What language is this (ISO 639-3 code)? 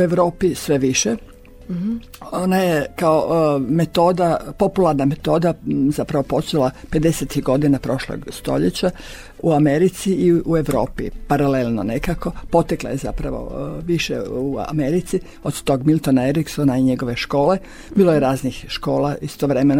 hrv